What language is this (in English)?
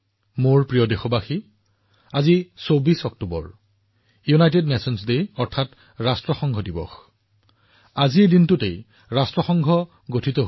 Assamese